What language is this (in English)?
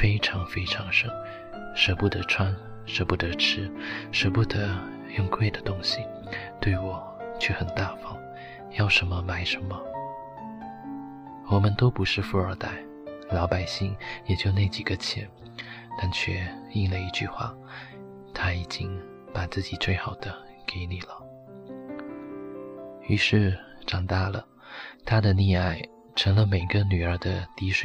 Chinese